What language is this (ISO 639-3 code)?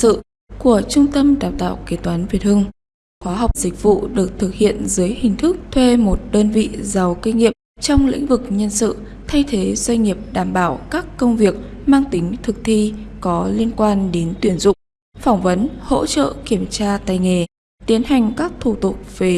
vie